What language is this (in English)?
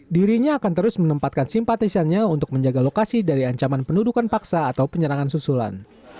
Indonesian